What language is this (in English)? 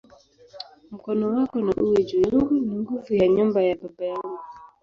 Swahili